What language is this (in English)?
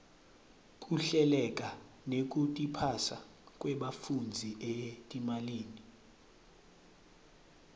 Swati